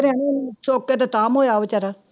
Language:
Punjabi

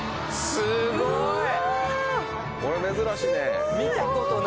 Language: Japanese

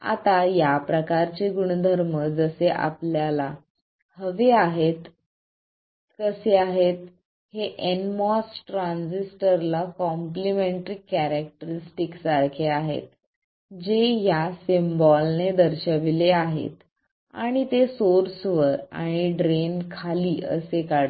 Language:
Marathi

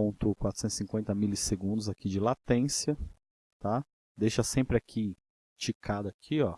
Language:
Portuguese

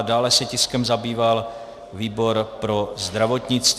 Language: Czech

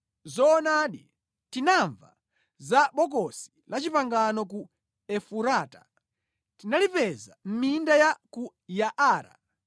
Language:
Nyanja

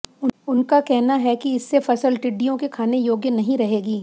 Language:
Hindi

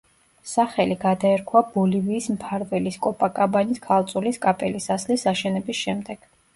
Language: Georgian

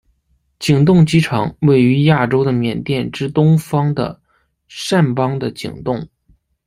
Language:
Chinese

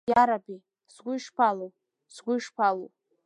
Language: Abkhazian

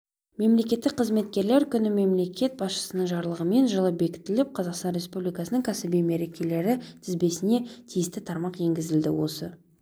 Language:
Kazakh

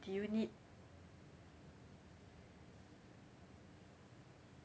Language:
English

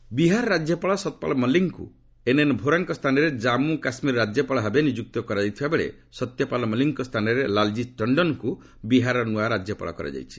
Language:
Odia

